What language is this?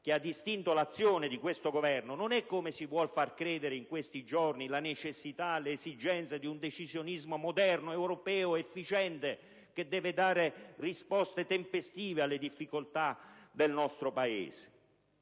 Italian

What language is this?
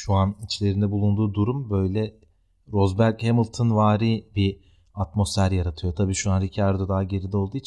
Turkish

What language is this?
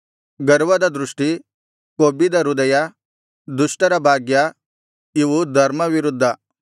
Kannada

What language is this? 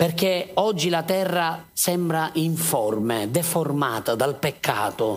Italian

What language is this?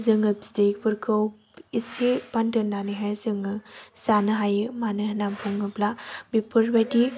Bodo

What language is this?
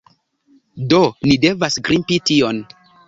Esperanto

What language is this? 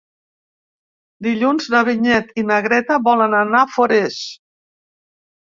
Catalan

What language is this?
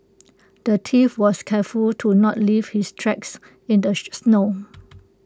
English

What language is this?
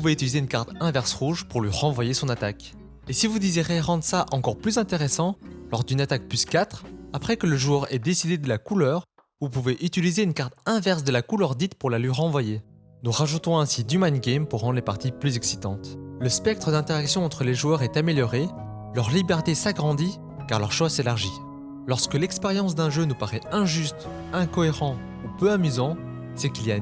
French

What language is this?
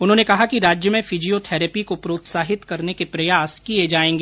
Hindi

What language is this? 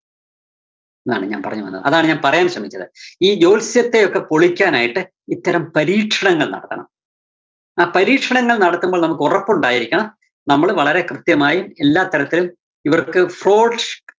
Malayalam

